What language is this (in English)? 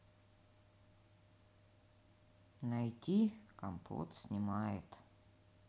Russian